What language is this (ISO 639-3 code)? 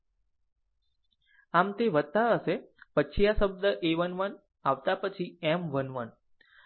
guj